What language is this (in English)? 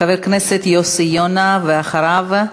Hebrew